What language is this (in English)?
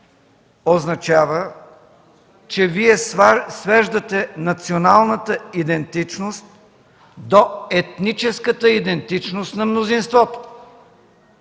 Bulgarian